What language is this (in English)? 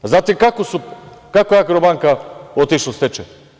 Serbian